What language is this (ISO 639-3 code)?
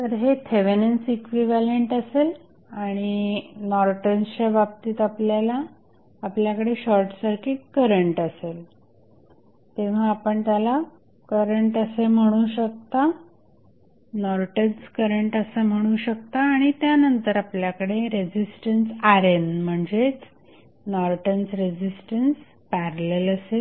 mar